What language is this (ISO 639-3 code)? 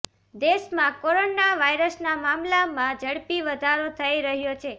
guj